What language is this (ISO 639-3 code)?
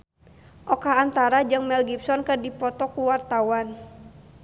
sun